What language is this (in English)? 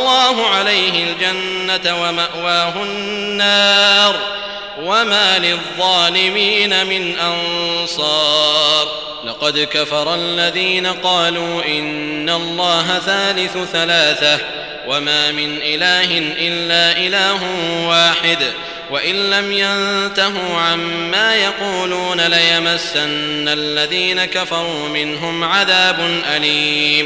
Arabic